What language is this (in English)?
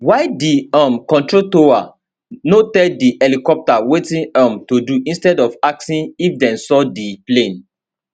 Nigerian Pidgin